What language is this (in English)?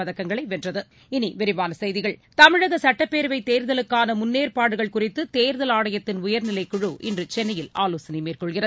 Tamil